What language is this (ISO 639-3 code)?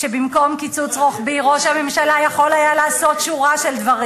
heb